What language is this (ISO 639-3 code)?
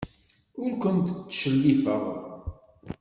kab